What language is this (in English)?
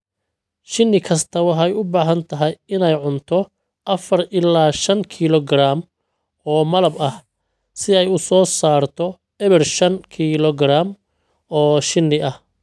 Somali